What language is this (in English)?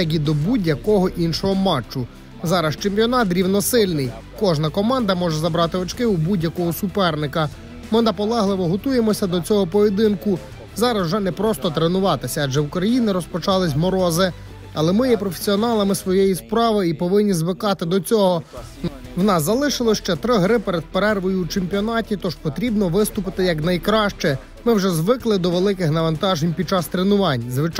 Ukrainian